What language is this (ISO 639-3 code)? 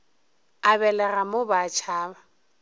nso